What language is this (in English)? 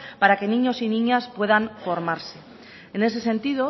Spanish